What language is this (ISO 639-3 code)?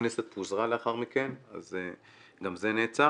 heb